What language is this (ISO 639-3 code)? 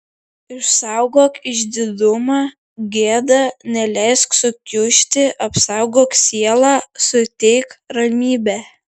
lit